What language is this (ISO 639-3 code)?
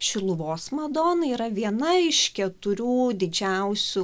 lit